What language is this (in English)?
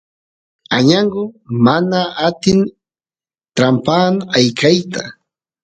Santiago del Estero Quichua